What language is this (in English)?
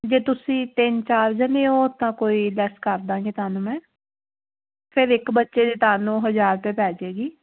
Punjabi